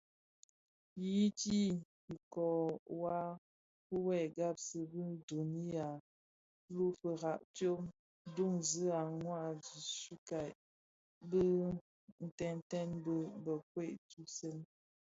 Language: Bafia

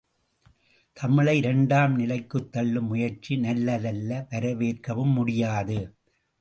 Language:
Tamil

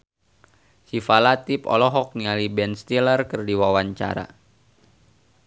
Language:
Sundanese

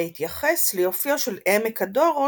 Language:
Hebrew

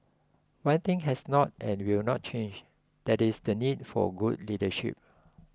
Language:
English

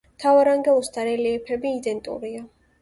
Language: Georgian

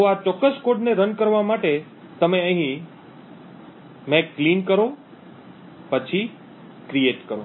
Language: Gujarati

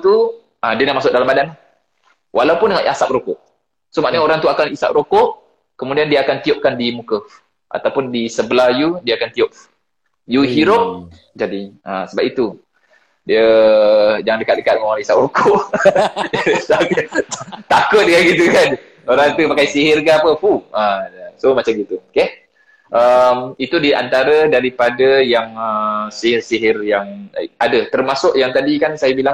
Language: Malay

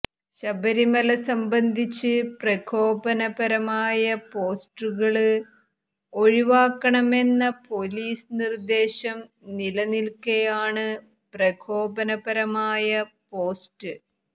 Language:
Malayalam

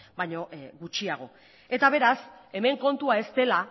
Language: Basque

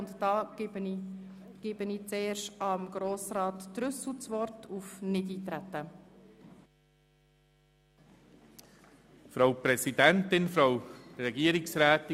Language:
Swiss German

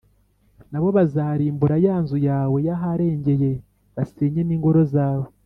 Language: Kinyarwanda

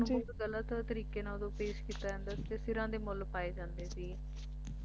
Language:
Punjabi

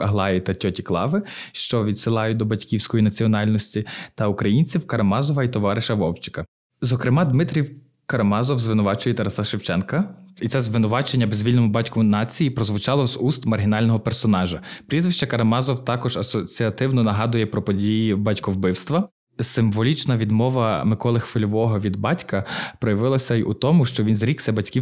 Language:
Ukrainian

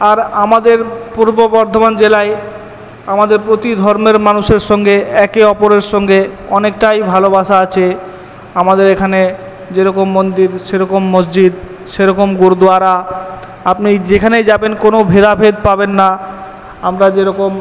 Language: Bangla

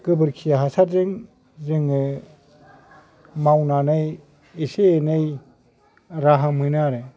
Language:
Bodo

